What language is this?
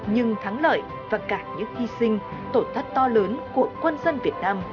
Vietnamese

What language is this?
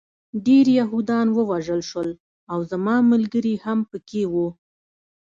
Pashto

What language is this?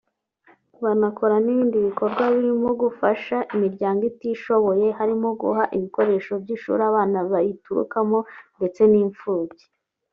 Kinyarwanda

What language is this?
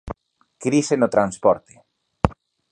Galician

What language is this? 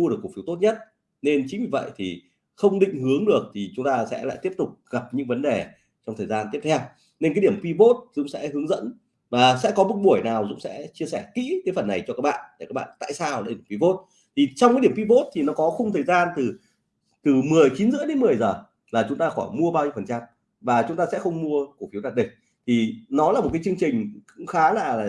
Vietnamese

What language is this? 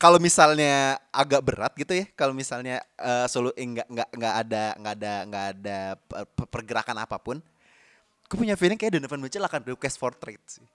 Indonesian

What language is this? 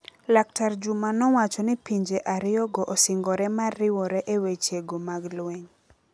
Luo (Kenya and Tanzania)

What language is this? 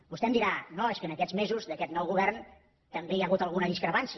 Catalan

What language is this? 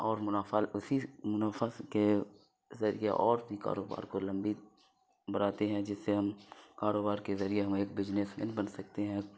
Urdu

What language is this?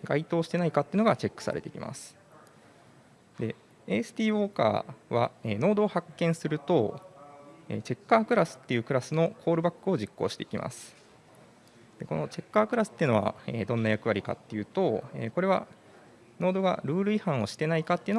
Japanese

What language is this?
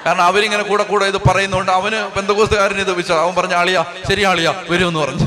Malayalam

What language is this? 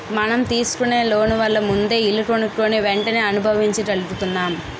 Telugu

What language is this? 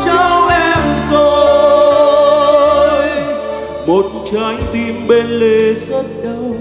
Vietnamese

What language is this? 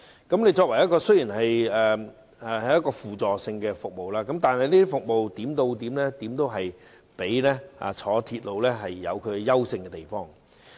Cantonese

